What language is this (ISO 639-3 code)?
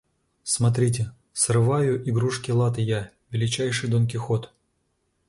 rus